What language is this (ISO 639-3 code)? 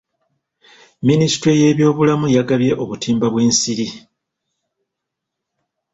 lug